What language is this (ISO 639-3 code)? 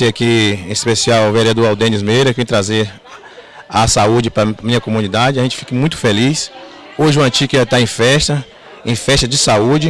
por